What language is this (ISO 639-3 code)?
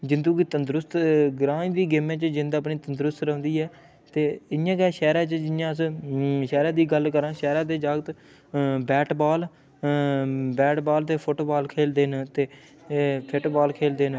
doi